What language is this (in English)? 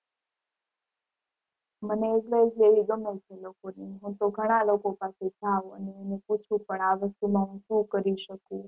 Gujarati